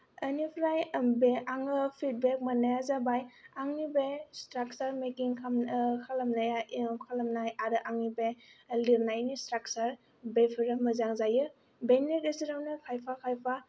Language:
Bodo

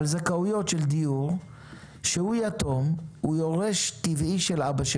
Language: Hebrew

